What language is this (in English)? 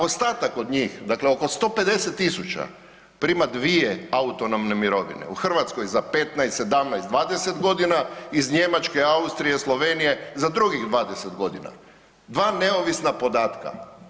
Croatian